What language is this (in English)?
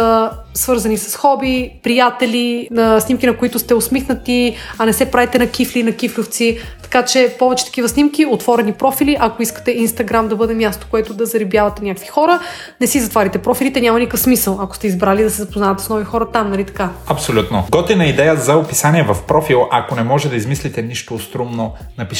Bulgarian